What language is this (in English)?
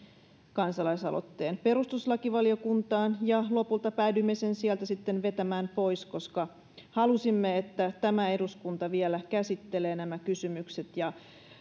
Finnish